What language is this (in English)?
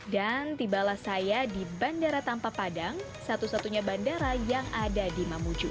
Indonesian